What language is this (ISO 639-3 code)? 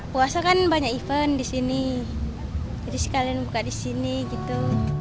ind